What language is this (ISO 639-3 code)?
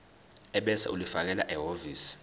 zul